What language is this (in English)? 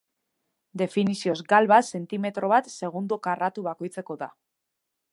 Basque